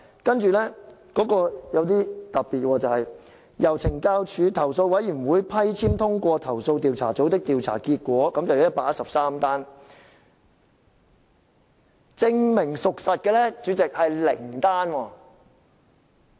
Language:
Cantonese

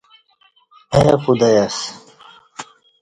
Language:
Kati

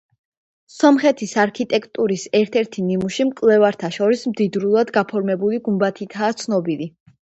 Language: Georgian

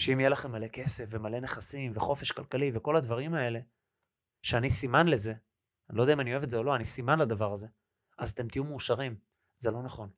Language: Hebrew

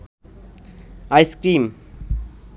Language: Bangla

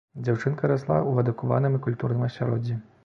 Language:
Belarusian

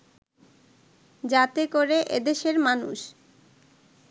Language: Bangla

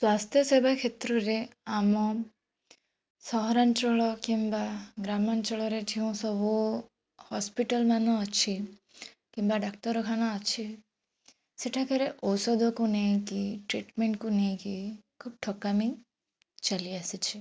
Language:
Odia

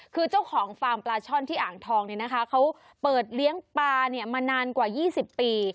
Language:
Thai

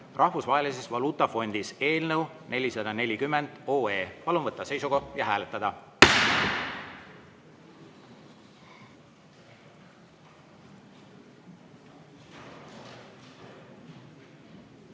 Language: Estonian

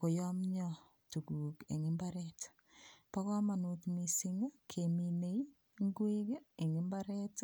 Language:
Kalenjin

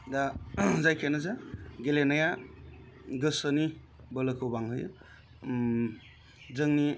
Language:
Bodo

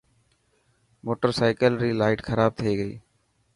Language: Dhatki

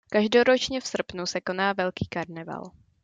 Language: Czech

